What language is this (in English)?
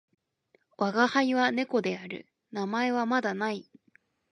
Japanese